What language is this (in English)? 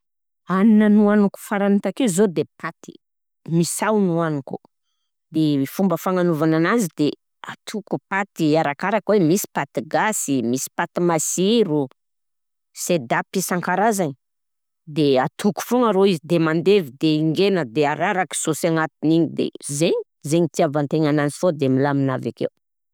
Southern Betsimisaraka Malagasy